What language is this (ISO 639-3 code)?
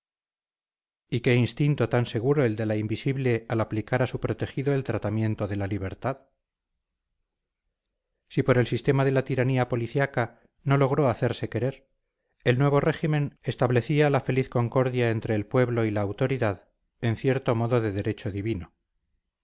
spa